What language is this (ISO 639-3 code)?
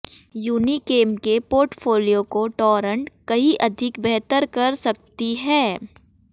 hin